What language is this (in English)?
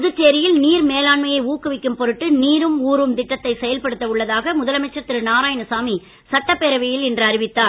Tamil